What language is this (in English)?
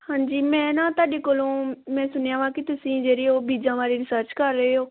Punjabi